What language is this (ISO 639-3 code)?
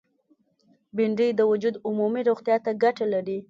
pus